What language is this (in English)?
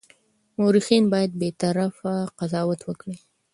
Pashto